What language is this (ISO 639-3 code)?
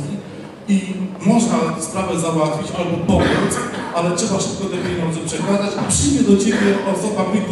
pol